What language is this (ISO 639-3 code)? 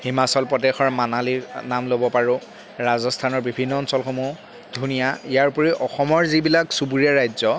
asm